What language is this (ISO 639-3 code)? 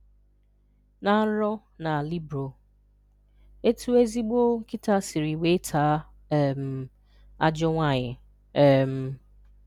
ibo